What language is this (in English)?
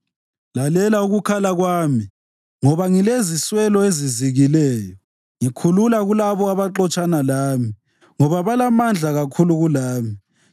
North Ndebele